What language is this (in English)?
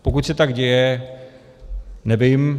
Czech